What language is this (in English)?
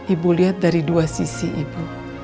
Indonesian